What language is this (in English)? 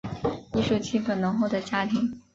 Chinese